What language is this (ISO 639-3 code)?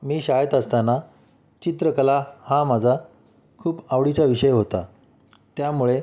mar